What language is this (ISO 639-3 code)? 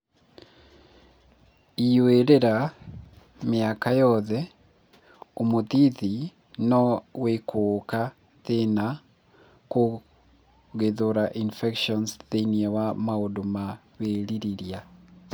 kik